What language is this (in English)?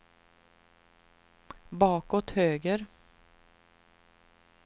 Swedish